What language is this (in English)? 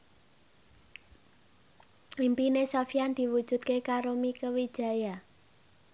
Javanese